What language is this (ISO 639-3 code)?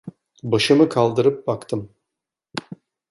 tur